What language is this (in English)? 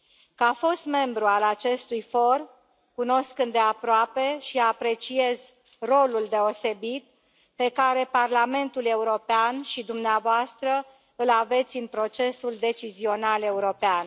Romanian